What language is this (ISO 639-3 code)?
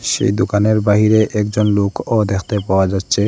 ben